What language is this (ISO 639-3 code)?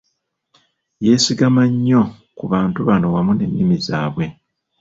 lug